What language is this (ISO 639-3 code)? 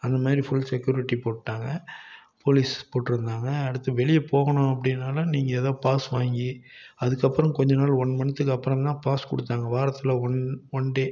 tam